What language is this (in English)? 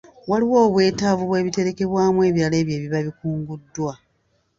Ganda